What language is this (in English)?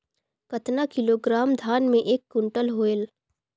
Chhattisgarhi